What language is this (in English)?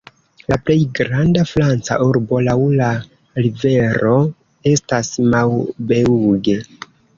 Esperanto